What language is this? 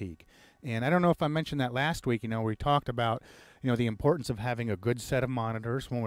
English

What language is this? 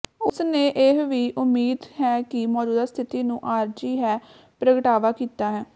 Punjabi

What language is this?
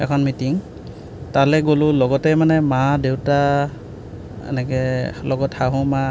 Assamese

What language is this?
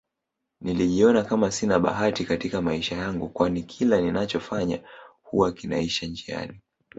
Swahili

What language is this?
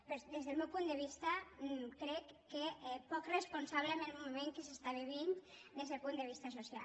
Catalan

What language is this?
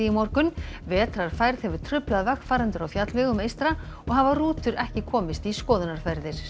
Icelandic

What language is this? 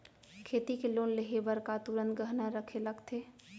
Chhattisgarhi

